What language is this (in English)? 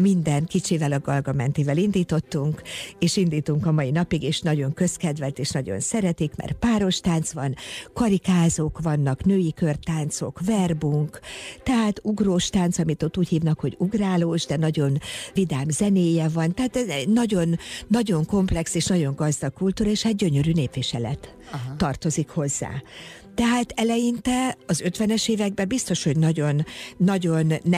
Hungarian